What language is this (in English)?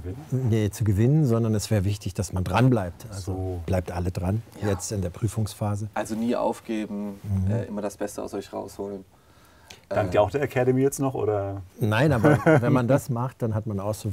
German